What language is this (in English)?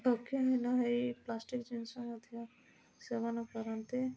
Odia